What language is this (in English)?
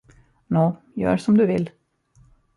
Swedish